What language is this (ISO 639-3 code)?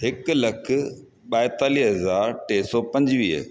snd